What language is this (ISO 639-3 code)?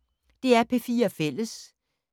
dan